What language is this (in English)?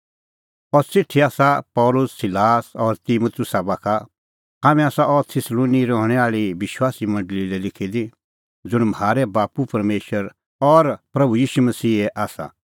Kullu Pahari